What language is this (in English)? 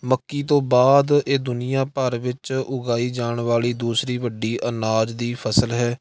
Punjabi